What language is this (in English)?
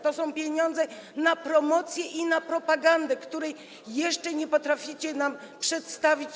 Polish